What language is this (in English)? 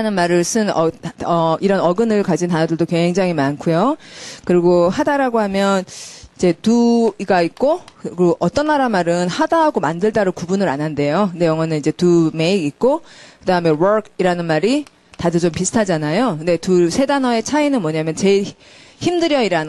Korean